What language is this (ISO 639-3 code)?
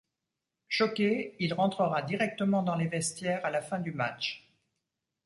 fra